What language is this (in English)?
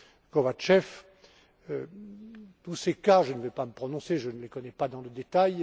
French